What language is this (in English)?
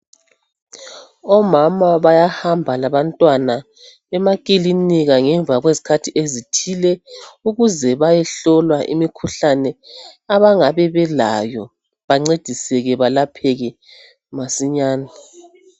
North Ndebele